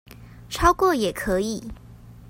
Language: Chinese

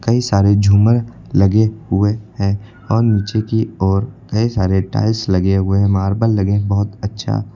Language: Hindi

